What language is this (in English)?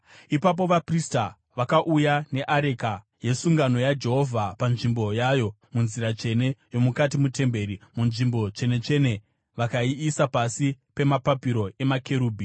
Shona